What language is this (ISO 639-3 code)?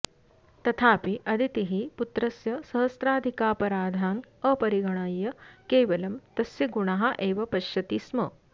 san